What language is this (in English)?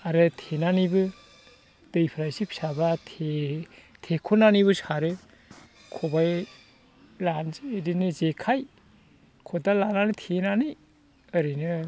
Bodo